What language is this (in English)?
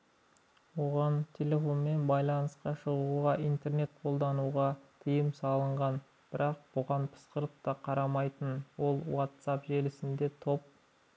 Kazakh